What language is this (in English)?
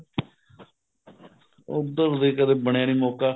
Punjabi